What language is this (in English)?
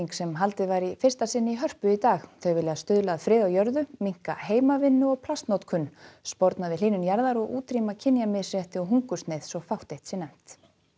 Icelandic